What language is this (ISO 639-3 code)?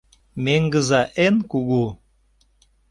chm